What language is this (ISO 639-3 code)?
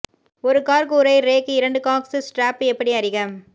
tam